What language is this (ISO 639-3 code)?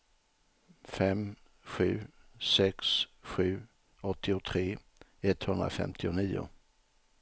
swe